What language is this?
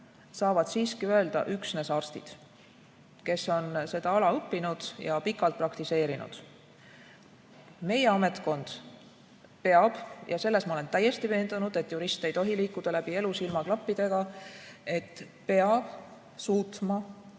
Estonian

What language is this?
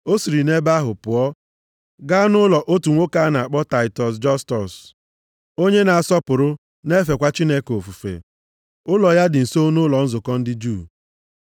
Igbo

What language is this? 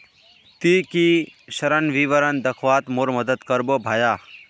Magahi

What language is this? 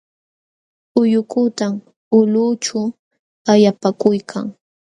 Jauja Wanca Quechua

